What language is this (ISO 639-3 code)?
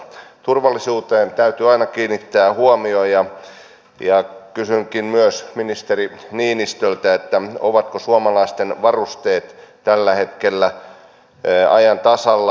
fin